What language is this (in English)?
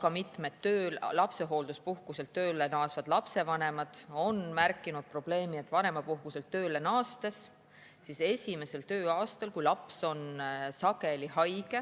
Estonian